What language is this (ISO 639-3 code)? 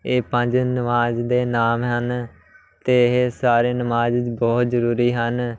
pan